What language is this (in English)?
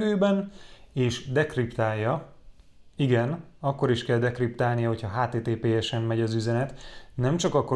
Hungarian